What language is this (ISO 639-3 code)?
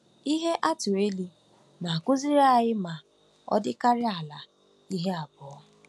ibo